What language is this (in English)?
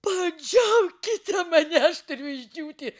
Lithuanian